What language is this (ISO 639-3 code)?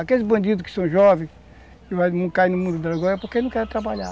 por